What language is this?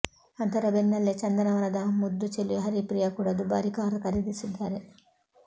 Kannada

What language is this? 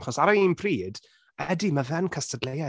Welsh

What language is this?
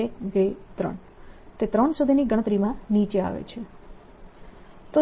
Gujarati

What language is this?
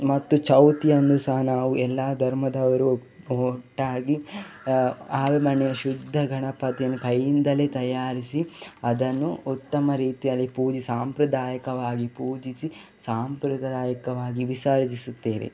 Kannada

